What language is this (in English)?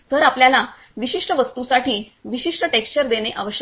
Marathi